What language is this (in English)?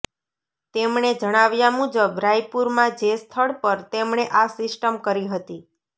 Gujarati